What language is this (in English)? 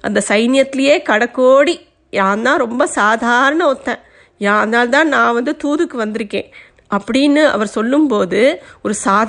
Tamil